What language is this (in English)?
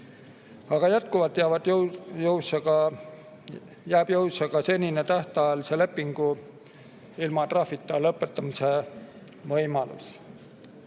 Estonian